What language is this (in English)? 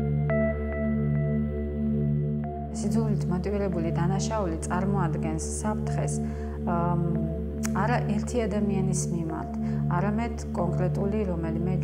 Romanian